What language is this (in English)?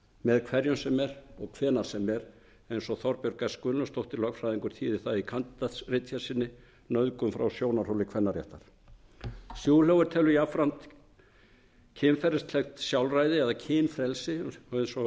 Icelandic